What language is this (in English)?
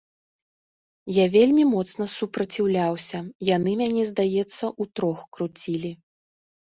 Belarusian